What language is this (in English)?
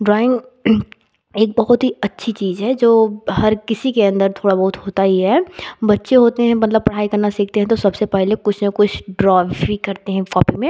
Hindi